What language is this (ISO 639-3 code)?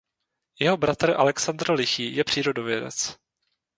ces